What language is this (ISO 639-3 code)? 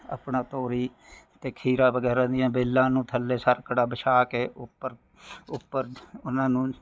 pan